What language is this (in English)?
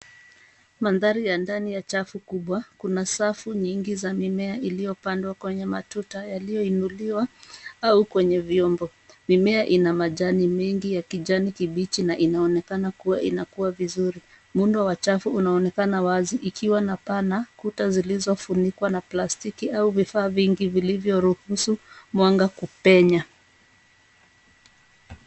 Swahili